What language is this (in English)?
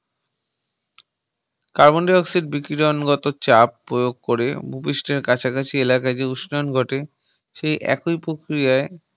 Bangla